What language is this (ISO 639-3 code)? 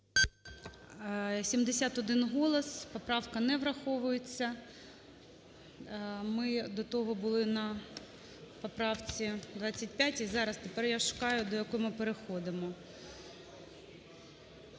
ukr